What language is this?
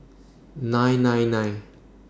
English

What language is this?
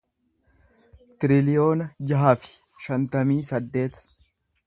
Oromo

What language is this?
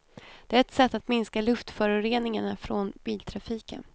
Swedish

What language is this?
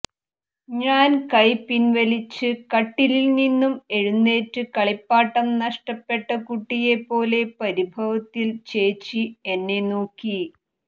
Malayalam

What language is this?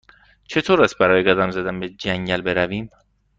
Persian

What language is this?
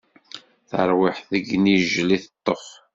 Kabyle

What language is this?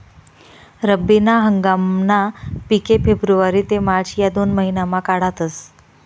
Marathi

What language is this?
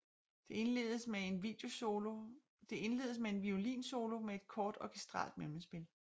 Danish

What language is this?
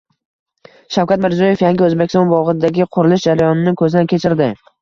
Uzbek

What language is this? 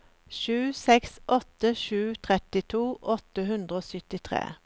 Norwegian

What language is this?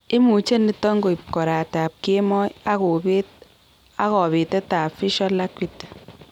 Kalenjin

